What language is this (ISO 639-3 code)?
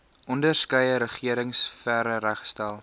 afr